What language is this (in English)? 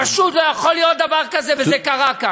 Hebrew